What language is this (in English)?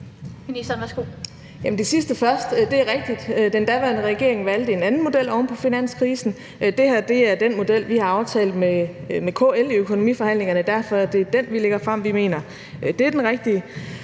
Danish